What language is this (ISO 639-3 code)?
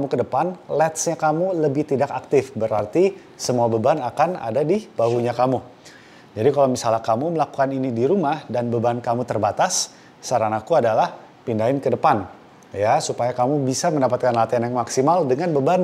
ind